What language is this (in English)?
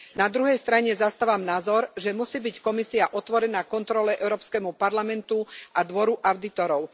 Slovak